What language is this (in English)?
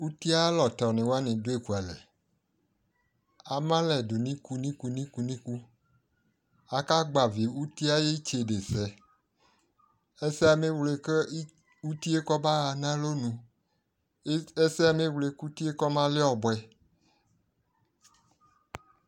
Ikposo